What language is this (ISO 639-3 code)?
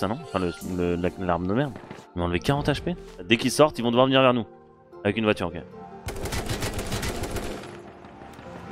fra